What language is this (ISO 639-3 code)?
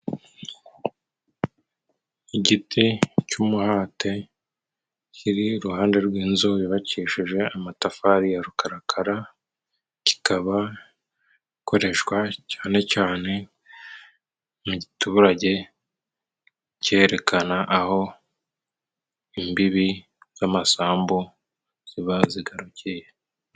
kin